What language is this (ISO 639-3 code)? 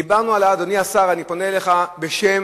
heb